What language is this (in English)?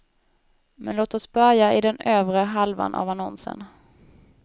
Swedish